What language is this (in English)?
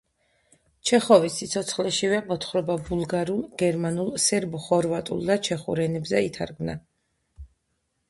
Georgian